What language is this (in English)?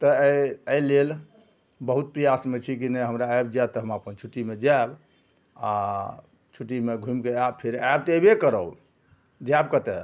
Maithili